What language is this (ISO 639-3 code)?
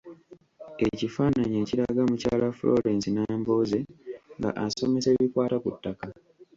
lug